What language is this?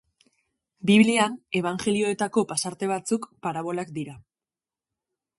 Basque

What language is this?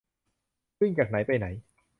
Thai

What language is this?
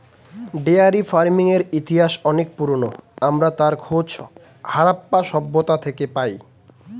Bangla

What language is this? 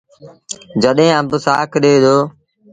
Sindhi Bhil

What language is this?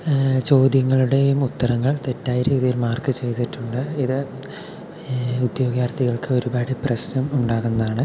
Malayalam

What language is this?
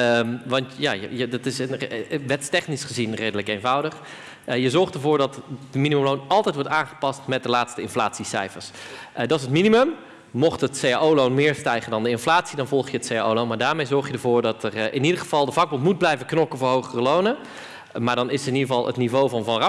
Dutch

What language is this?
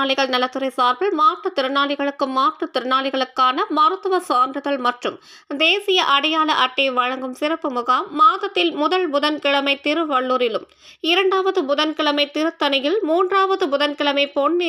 Tamil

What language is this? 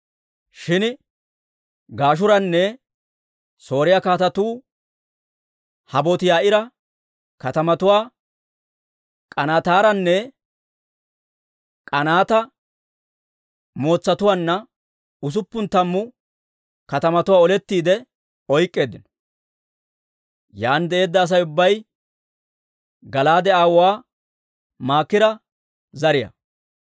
Dawro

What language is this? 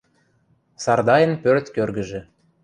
Western Mari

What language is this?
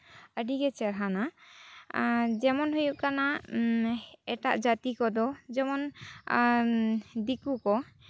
Santali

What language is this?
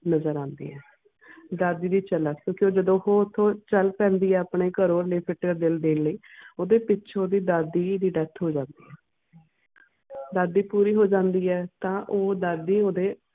Punjabi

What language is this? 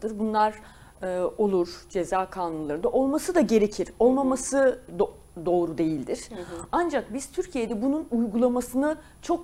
Turkish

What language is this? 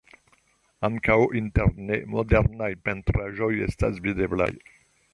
Esperanto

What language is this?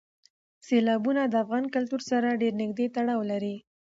Pashto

